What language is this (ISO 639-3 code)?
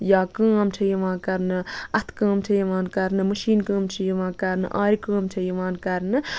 kas